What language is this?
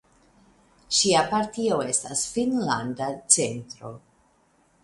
Esperanto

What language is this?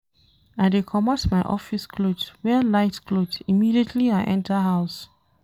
Nigerian Pidgin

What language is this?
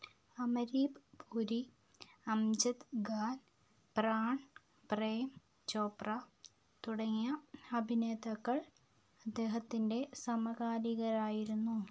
Malayalam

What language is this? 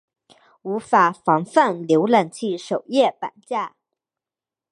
Chinese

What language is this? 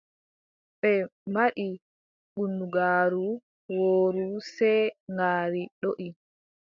Adamawa Fulfulde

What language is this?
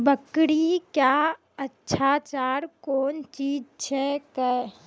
Maithili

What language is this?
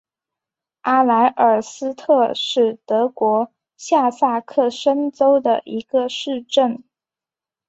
Chinese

